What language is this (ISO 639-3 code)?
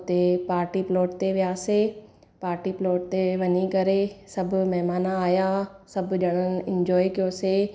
snd